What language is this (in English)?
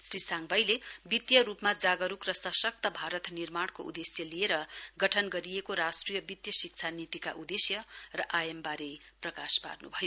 Nepali